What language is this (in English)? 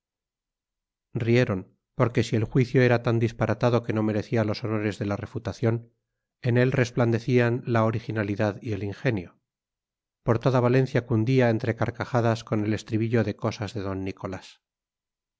Spanish